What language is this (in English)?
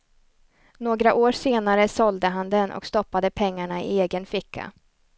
Swedish